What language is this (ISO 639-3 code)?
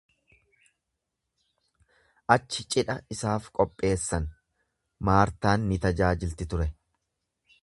orm